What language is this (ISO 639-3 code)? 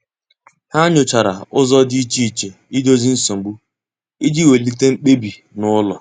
ibo